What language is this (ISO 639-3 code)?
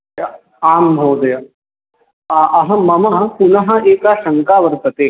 san